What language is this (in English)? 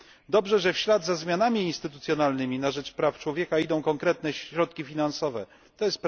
Polish